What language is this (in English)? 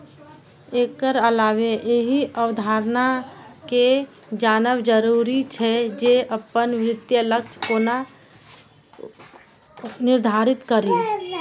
Maithili